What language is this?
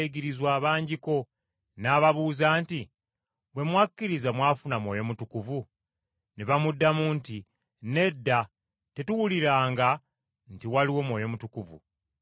Ganda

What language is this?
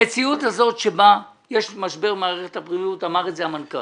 Hebrew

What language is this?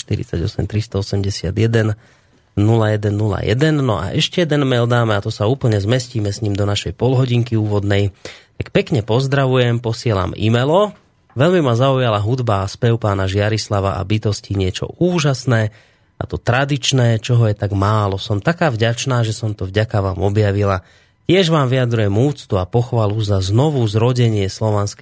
Slovak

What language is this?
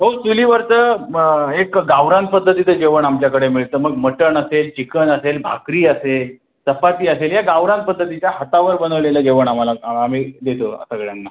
Marathi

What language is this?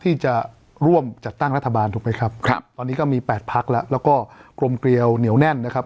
Thai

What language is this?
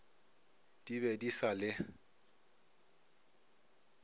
Northern Sotho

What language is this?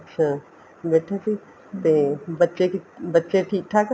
Punjabi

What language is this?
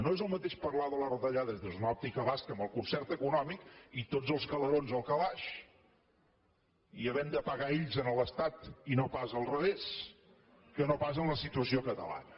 Catalan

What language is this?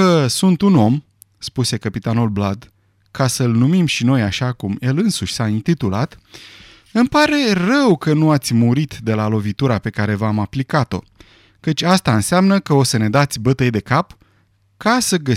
Romanian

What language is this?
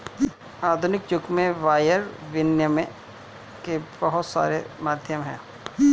Hindi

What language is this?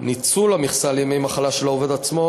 Hebrew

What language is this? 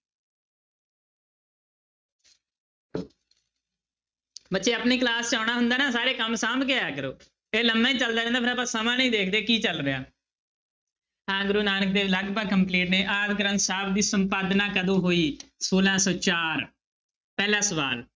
Punjabi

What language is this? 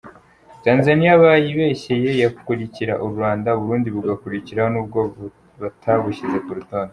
Kinyarwanda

